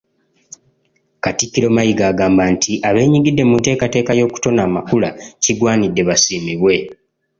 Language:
Ganda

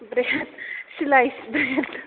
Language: Bodo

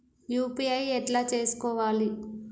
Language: Telugu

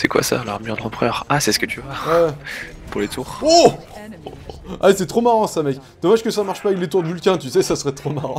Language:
French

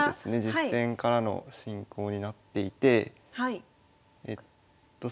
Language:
Japanese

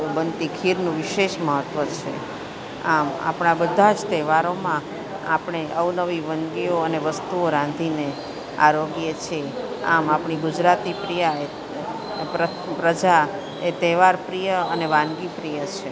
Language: Gujarati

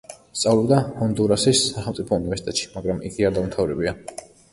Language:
Georgian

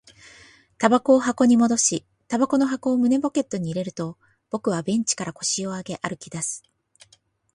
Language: Japanese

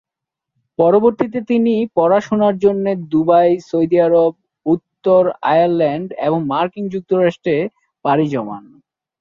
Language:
Bangla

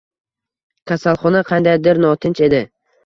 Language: Uzbek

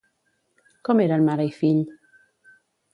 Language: Catalan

